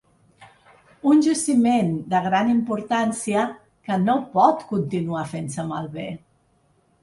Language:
Catalan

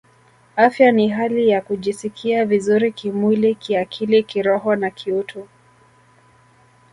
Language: Swahili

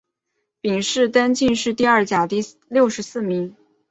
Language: Chinese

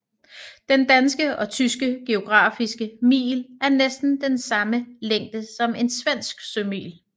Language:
Danish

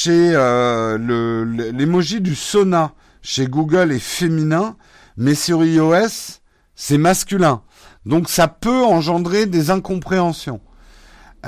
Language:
French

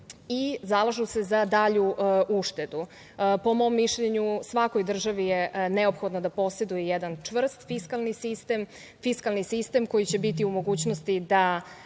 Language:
Serbian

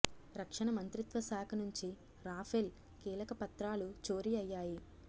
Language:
Telugu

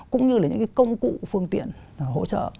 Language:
Vietnamese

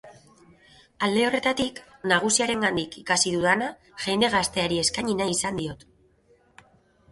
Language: Basque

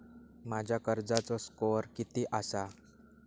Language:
Marathi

